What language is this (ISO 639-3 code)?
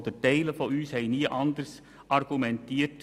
gsw